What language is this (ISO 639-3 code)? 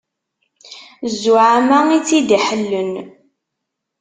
kab